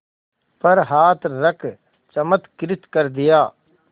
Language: Hindi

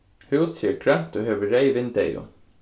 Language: Faroese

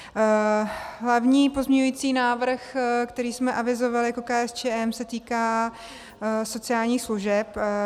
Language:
Czech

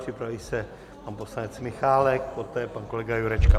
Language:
Czech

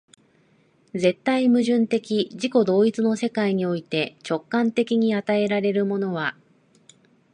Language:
Japanese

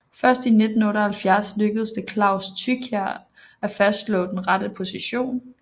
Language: Danish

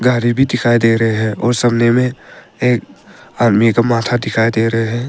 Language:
Hindi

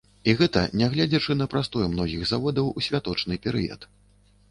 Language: Belarusian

